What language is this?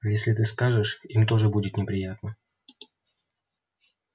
Russian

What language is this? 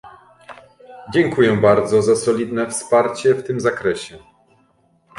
Polish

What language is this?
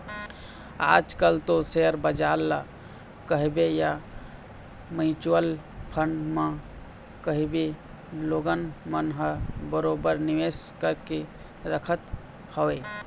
Chhattisgarhi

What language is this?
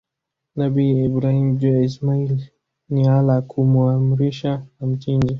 Swahili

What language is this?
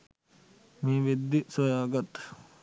Sinhala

